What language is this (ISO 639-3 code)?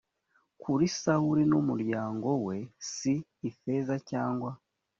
kin